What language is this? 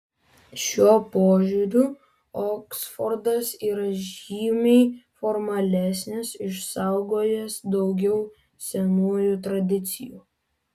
Lithuanian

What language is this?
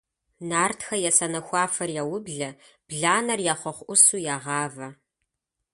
Kabardian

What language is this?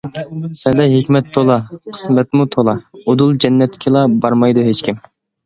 Uyghur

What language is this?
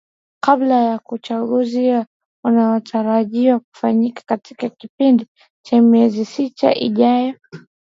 Swahili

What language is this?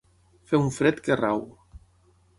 Catalan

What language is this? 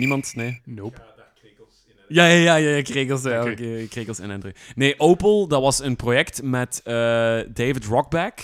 Dutch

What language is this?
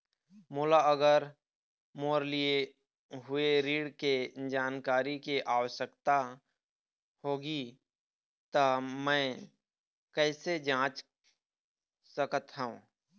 Chhattisgarhi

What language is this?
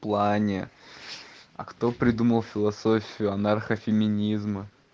Russian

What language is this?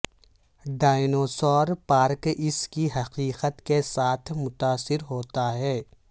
Urdu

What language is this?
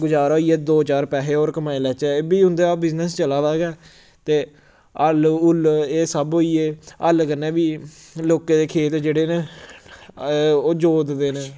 Dogri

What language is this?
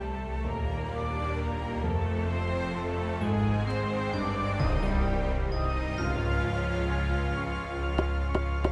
English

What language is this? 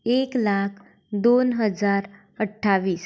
Konkani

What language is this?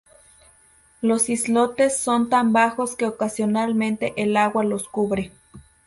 Spanish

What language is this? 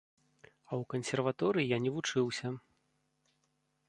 Belarusian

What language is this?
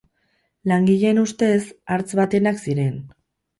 Basque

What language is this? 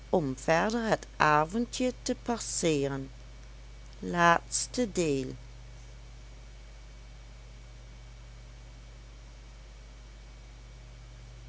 Dutch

